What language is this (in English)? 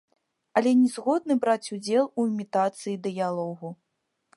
Belarusian